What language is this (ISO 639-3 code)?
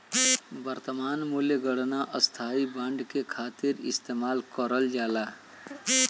bho